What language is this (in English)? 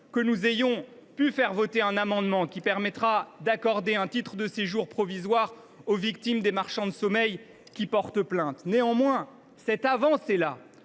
French